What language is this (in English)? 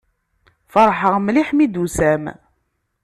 Kabyle